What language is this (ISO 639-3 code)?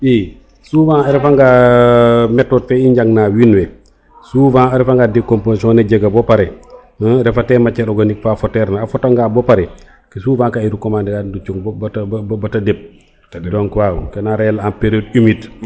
srr